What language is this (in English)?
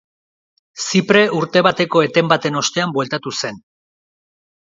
Basque